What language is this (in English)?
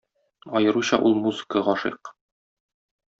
Tatar